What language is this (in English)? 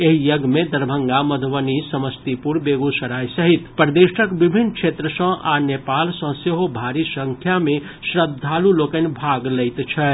Maithili